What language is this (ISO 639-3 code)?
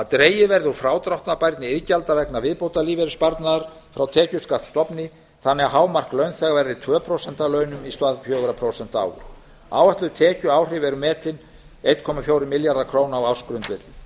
isl